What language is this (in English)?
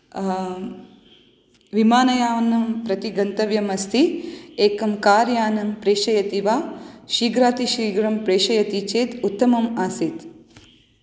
Sanskrit